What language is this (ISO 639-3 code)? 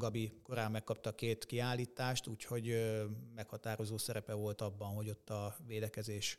hun